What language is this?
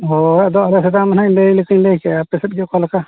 Santali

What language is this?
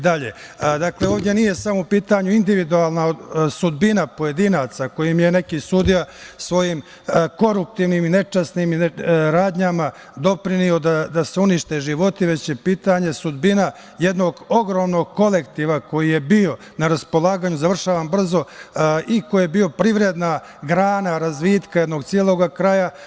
Serbian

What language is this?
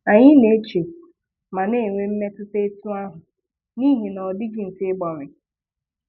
Igbo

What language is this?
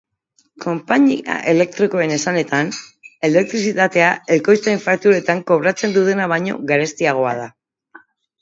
Basque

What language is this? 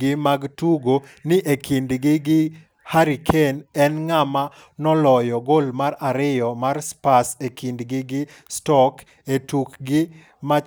Luo (Kenya and Tanzania)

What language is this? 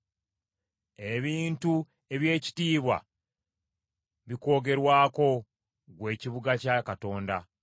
Ganda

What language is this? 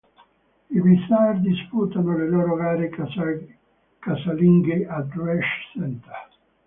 Italian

